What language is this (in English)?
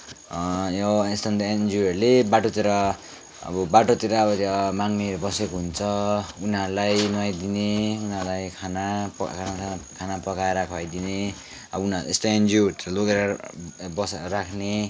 Nepali